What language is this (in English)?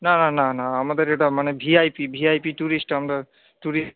Bangla